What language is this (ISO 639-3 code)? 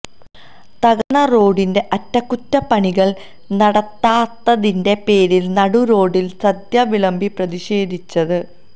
mal